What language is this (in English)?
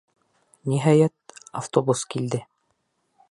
Bashkir